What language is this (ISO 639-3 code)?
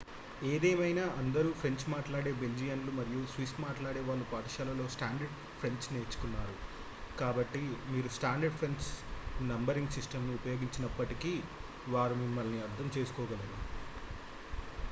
tel